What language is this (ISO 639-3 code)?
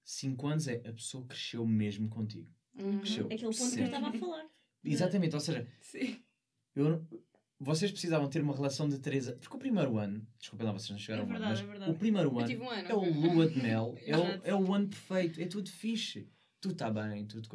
por